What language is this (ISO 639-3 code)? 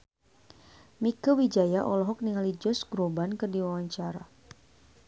sun